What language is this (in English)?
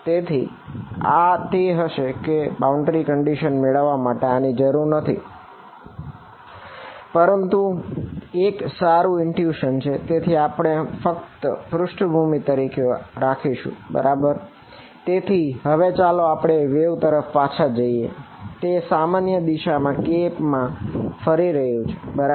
Gujarati